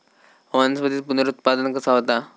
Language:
Marathi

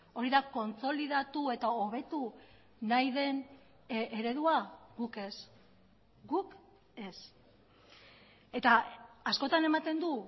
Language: Basque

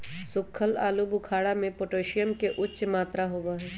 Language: Magahi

